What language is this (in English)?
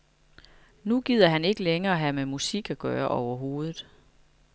Danish